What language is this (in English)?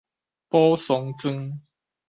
Min Nan Chinese